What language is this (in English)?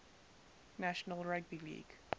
English